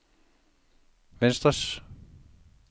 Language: Danish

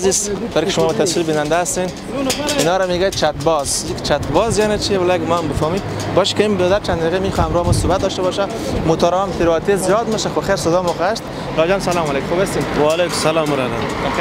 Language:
Persian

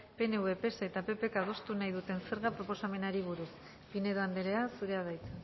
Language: Basque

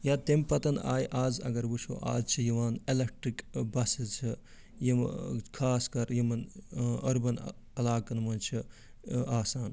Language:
Kashmiri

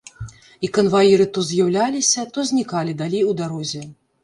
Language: Belarusian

